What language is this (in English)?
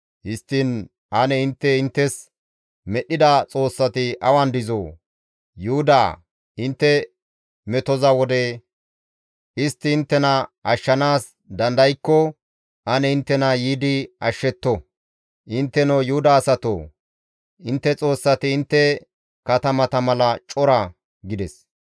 Gamo